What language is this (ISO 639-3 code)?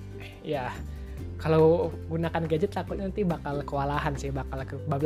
ind